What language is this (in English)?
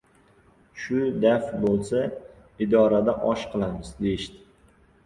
Uzbek